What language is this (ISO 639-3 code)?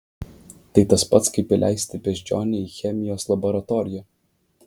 lit